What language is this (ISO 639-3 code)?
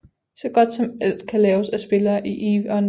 dan